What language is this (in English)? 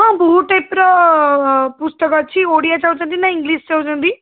Odia